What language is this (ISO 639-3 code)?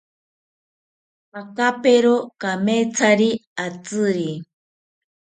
cpy